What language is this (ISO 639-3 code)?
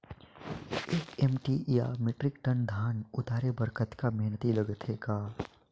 hne